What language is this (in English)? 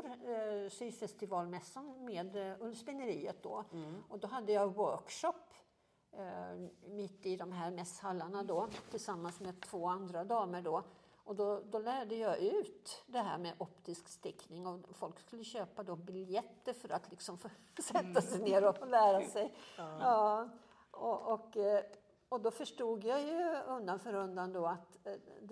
Swedish